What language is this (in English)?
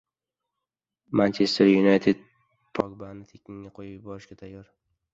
Uzbek